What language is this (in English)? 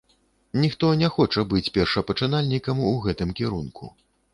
Belarusian